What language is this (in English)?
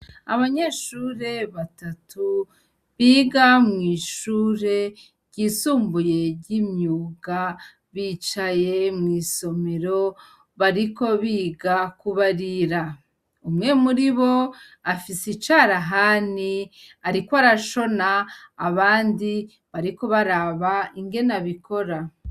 Rundi